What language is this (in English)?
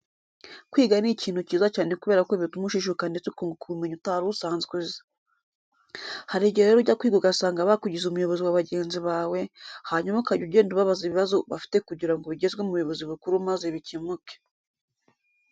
Kinyarwanda